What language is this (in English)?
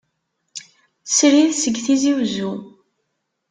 Kabyle